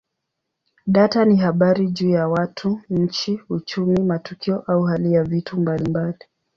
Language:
Swahili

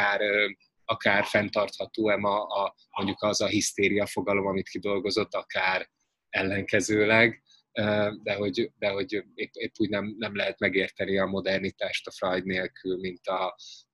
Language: Hungarian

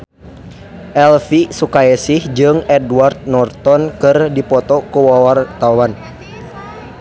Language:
Sundanese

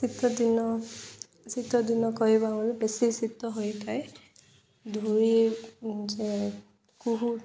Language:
Odia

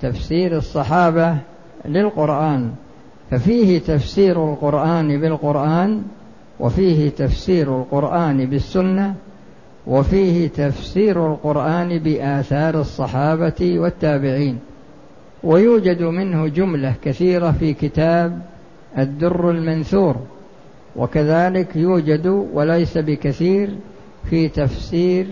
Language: Arabic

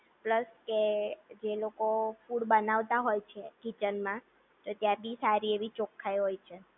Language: Gujarati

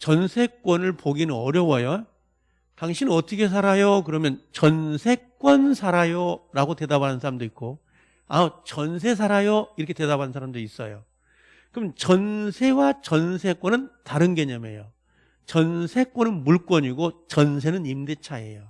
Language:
Korean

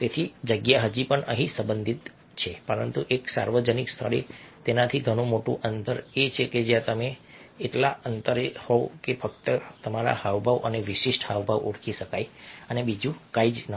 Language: Gujarati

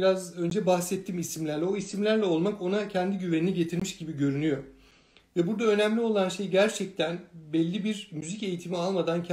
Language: Turkish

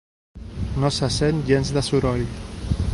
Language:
Catalan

